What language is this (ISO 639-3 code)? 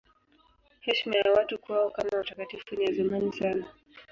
swa